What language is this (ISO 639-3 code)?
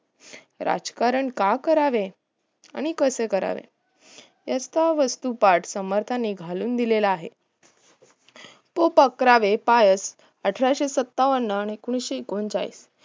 mar